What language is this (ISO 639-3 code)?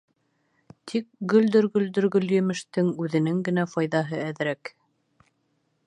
bak